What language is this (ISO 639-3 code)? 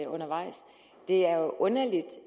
dan